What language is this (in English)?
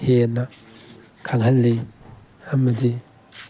Manipuri